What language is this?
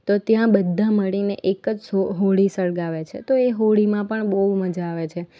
Gujarati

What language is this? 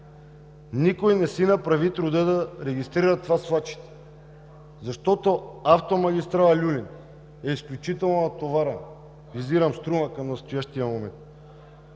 Bulgarian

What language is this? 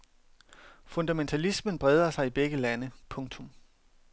Danish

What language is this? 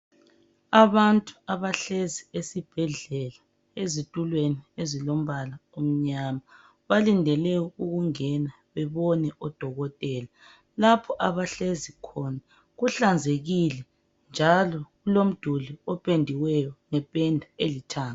North Ndebele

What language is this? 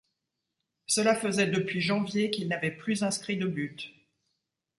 French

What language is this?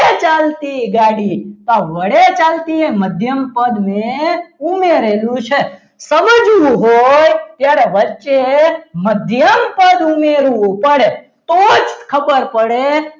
Gujarati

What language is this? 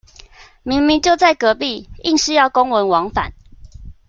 Chinese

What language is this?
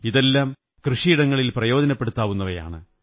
Malayalam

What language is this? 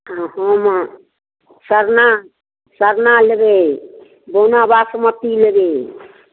Maithili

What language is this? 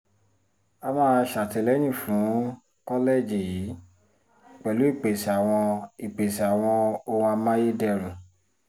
Yoruba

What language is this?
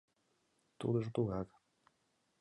Mari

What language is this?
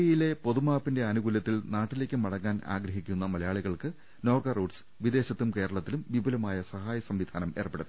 Malayalam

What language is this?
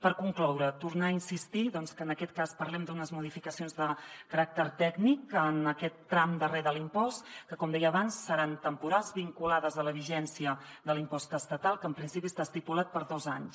Catalan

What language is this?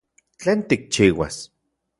Central Puebla Nahuatl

